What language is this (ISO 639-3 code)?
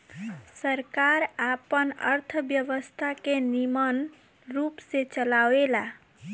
bho